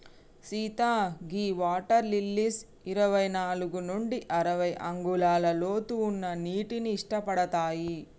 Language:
Telugu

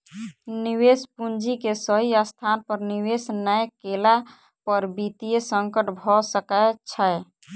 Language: Maithili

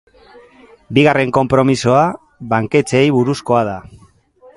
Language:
Basque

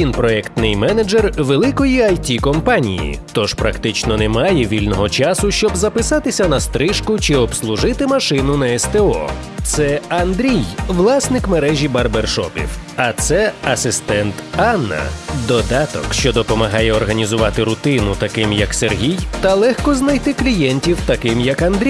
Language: Ukrainian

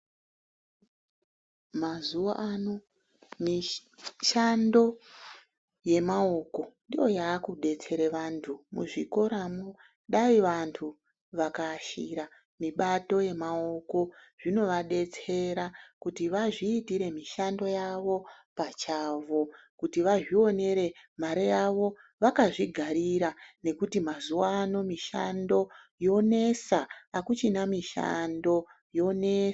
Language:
Ndau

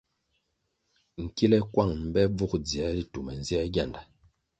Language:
Kwasio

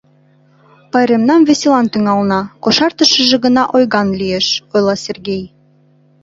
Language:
Mari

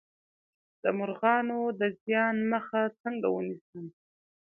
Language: Pashto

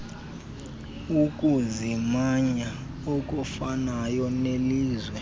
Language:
Xhosa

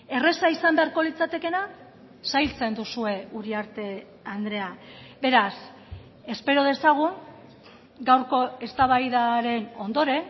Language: Basque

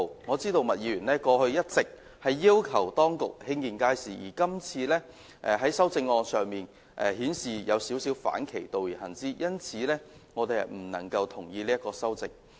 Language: Cantonese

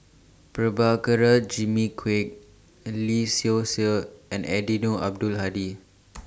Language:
English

